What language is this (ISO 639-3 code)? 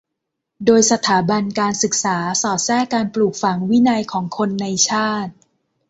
tha